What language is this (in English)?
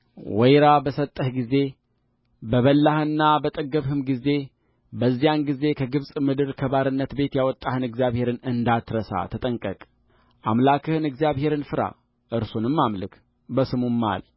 Amharic